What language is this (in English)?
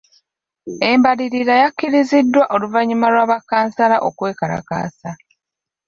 Ganda